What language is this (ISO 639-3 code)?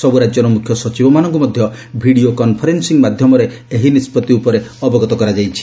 ori